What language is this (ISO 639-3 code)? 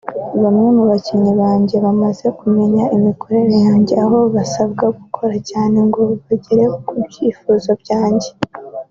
kin